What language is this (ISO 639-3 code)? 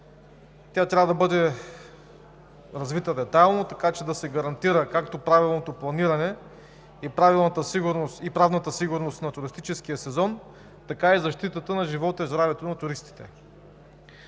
bul